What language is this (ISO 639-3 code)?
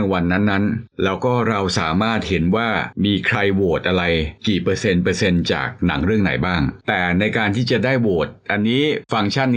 tha